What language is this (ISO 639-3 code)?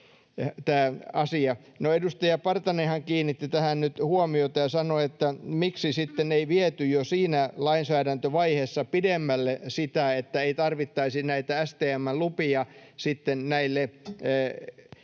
fin